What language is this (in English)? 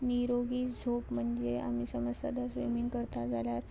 Konkani